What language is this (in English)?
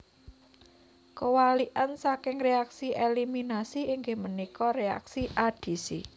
Javanese